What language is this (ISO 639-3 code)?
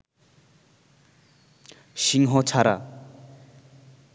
ben